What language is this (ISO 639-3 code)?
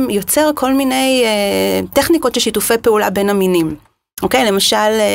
heb